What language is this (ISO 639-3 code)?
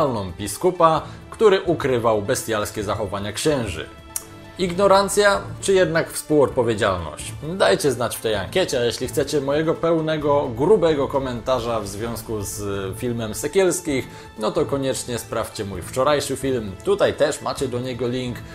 pol